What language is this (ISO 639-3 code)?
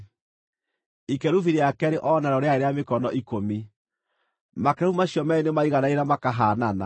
kik